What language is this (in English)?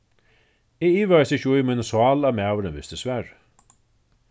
Faroese